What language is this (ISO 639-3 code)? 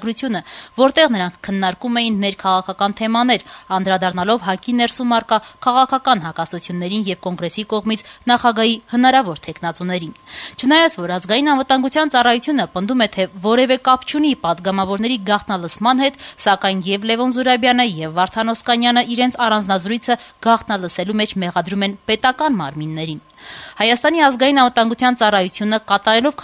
tur